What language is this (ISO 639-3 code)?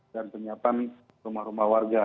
ind